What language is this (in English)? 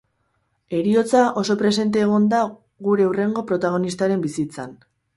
Basque